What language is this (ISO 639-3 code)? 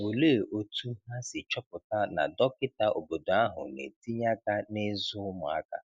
ibo